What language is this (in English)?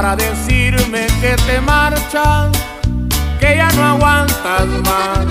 Spanish